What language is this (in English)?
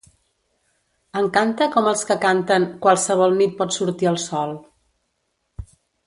Catalan